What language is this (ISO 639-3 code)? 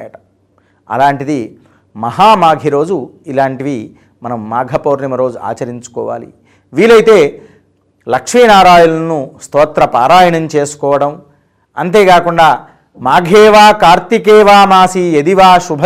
tel